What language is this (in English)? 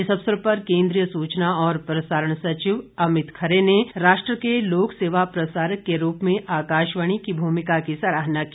Hindi